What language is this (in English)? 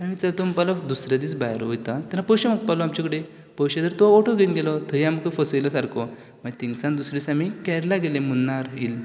Konkani